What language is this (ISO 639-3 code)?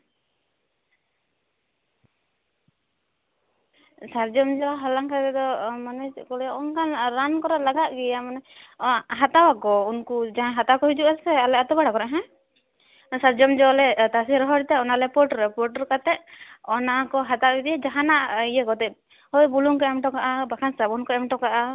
sat